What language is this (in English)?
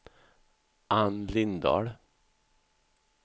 Swedish